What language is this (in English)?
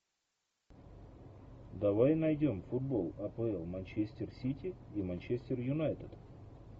Russian